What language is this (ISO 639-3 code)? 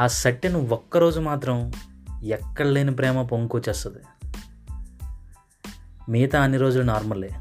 tel